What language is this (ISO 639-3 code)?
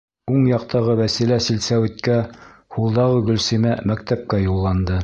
bak